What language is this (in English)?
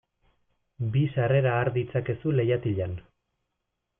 Basque